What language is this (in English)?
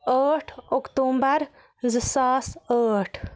Kashmiri